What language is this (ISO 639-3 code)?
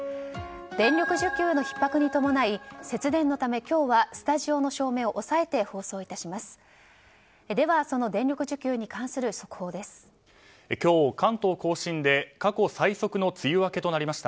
jpn